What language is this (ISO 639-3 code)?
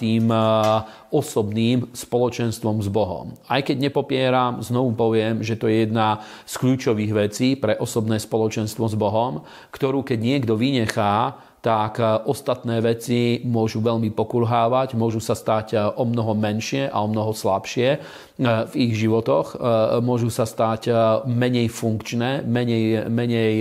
slk